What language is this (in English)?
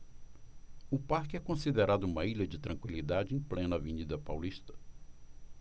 Portuguese